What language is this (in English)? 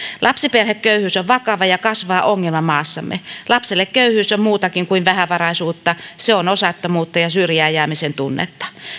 Finnish